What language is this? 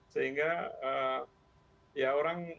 Indonesian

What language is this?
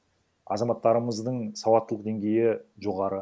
Kazakh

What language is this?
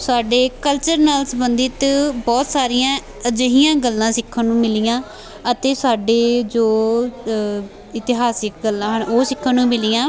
Punjabi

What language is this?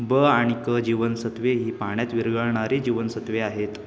Marathi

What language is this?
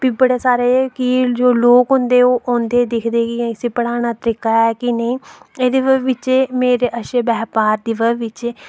Dogri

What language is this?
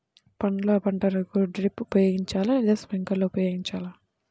Telugu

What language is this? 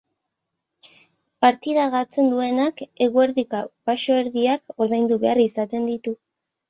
Basque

